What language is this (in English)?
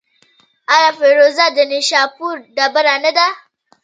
Pashto